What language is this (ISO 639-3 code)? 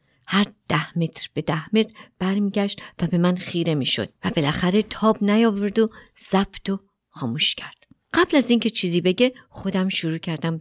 fas